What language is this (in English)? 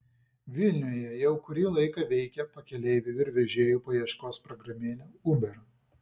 Lithuanian